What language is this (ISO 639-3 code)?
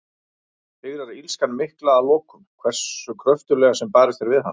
isl